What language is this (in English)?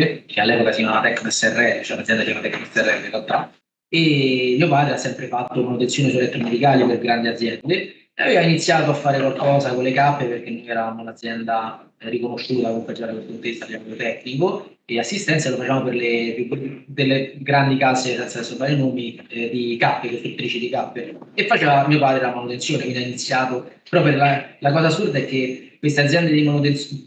Italian